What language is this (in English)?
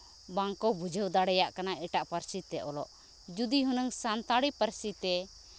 Santali